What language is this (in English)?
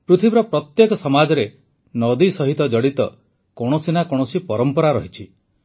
Odia